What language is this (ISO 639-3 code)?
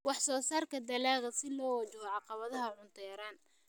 som